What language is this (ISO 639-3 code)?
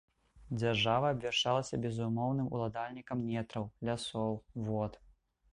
bel